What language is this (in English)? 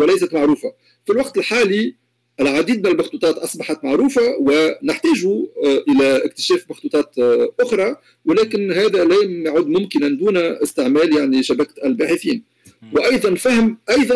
Arabic